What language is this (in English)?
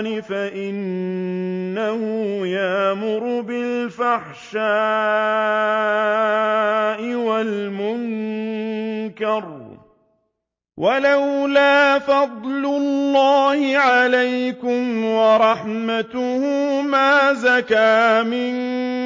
Arabic